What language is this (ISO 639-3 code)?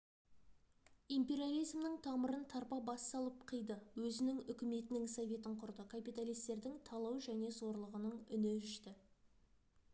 kaz